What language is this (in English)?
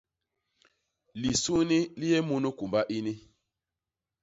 Basaa